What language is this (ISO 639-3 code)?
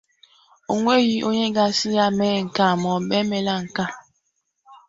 ibo